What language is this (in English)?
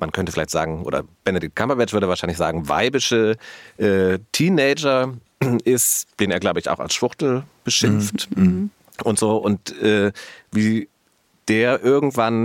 German